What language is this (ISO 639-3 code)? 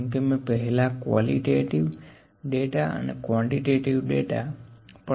guj